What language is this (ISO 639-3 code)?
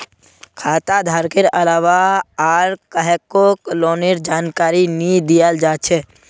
mag